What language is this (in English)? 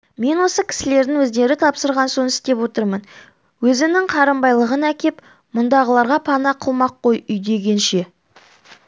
Kazakh